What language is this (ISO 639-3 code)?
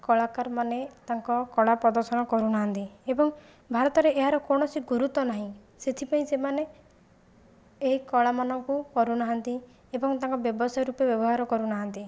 ori